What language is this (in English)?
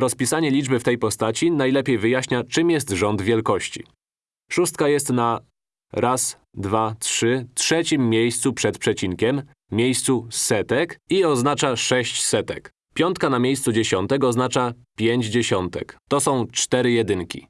Polish